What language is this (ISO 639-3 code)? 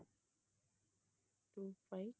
tam